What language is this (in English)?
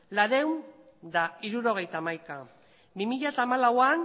Basque